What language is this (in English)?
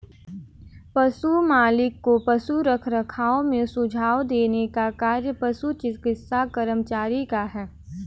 Hindi